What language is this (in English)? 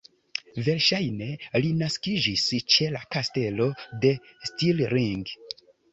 Esperanto